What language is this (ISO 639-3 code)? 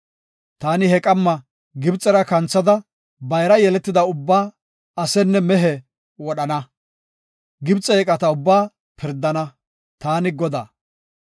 gof